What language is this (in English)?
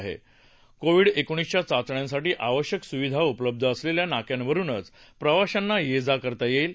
Marathi